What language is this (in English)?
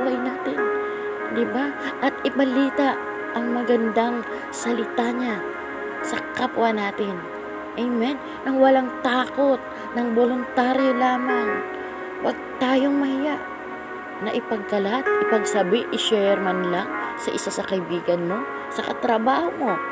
Filipino